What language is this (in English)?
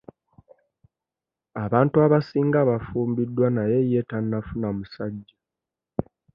Ganda